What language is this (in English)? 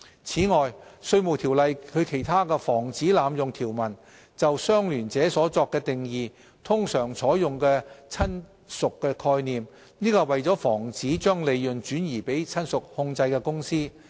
Cantonese